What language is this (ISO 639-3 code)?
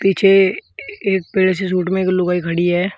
hin